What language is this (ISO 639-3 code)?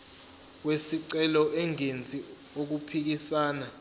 zul